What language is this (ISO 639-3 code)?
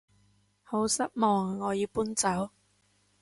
yue